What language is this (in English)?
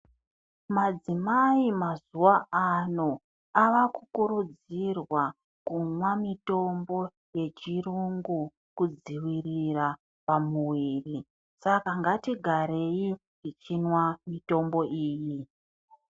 Ndau